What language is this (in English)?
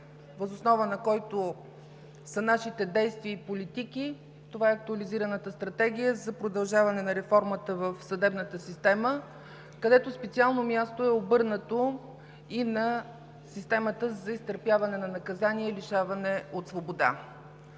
Bulgarian